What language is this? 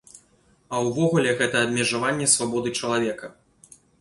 Belarusian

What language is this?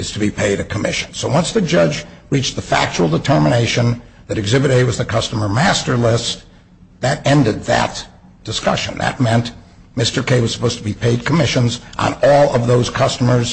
English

